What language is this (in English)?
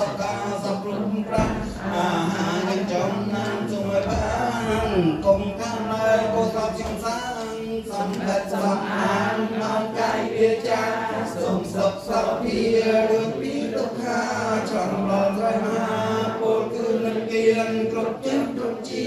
Thai